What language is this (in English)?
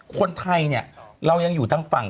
Thai